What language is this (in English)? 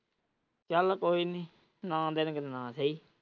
Punjabi